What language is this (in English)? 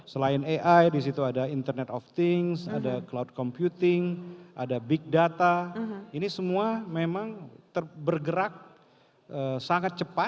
Indonesian